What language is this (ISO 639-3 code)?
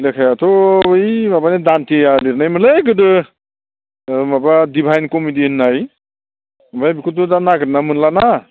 brx